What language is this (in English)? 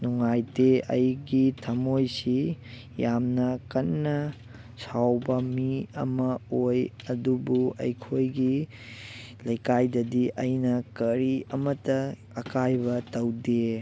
Manipuri